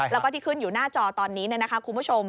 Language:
Thai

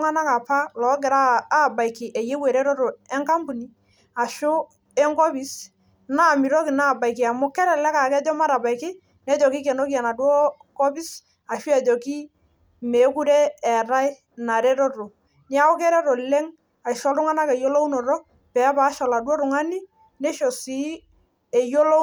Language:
Masai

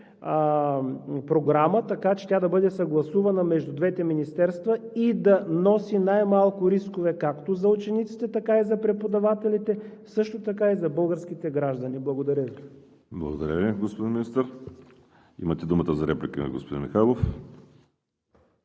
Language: Bulgarian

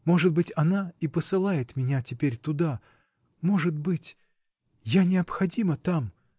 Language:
Russian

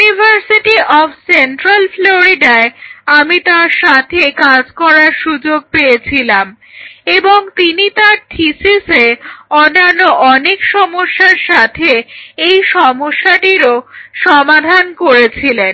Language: Bangla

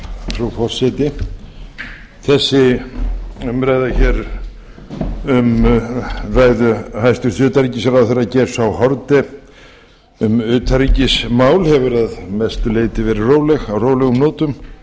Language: Icelandic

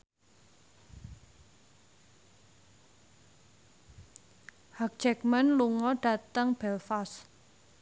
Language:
Javanese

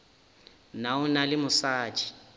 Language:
Northern Sotho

